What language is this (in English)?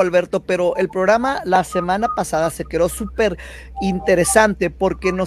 Spanish